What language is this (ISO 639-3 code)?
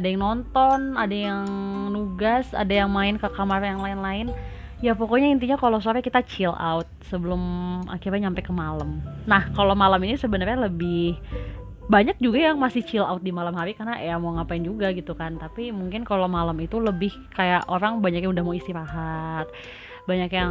ind